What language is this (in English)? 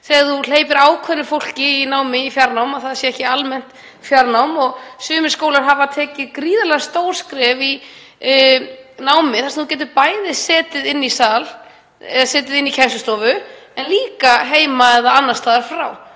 Icelandic